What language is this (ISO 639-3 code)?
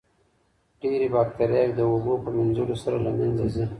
pus